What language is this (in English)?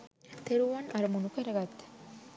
Sinhala